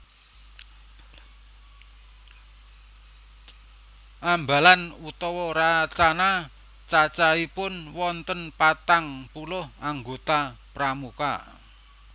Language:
Javanese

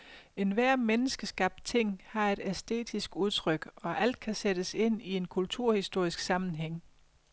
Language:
Danish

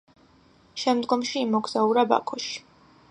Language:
Georgian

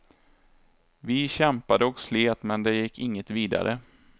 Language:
Swedish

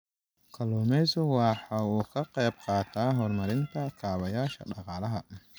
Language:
Somali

